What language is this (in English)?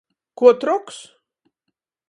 Latgalian